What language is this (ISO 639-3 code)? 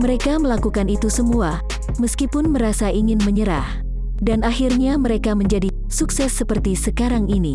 ind